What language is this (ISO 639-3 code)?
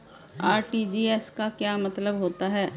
hin